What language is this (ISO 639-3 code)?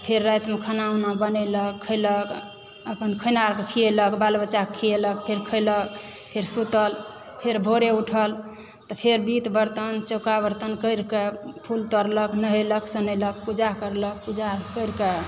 mai